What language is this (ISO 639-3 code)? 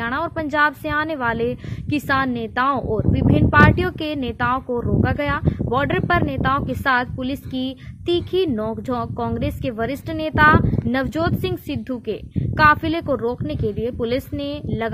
hin